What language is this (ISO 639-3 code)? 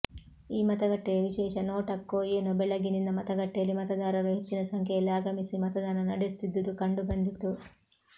kan